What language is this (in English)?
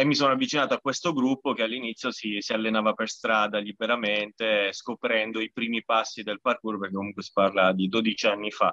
Italian